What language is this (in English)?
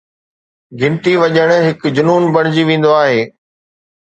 Sindhi